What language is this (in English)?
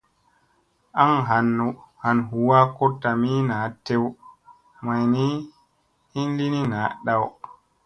Musey